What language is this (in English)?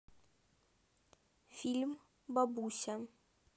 Russian